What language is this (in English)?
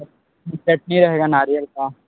Hindi